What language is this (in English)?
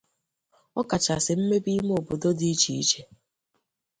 Igbo